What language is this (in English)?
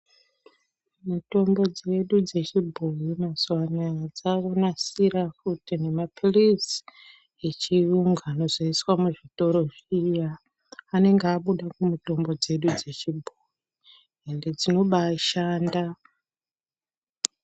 Ndau